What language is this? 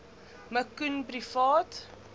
Afrikaans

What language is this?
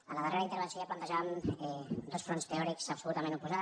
Catalan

